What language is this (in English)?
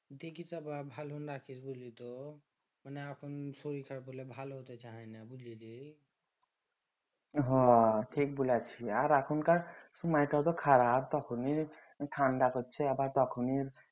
Bangla